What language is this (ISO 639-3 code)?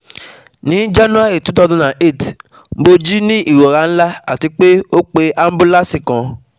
yor